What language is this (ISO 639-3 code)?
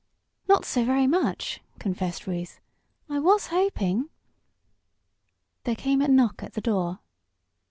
eng